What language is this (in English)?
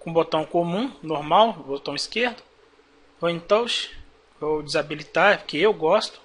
Portuguese